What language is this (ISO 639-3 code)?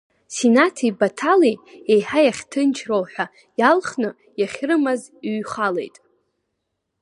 abk